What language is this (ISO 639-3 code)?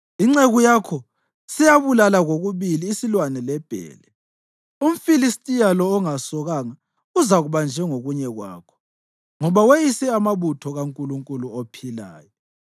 nde